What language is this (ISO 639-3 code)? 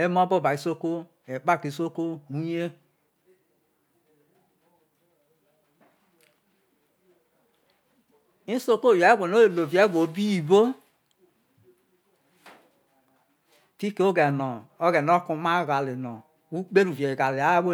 iso